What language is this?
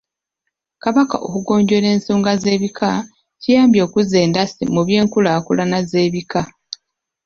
Ganda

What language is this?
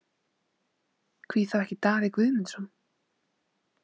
Icelandic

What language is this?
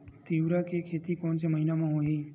Chhattisgarhi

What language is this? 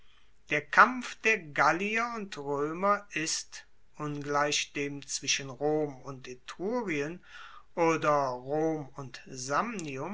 German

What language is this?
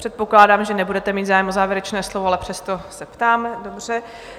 Czech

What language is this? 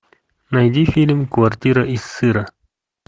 Russian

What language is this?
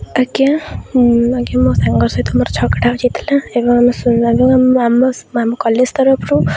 Odia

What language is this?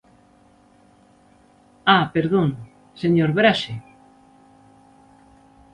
Galician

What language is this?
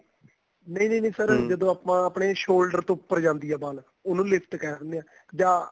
Punjabi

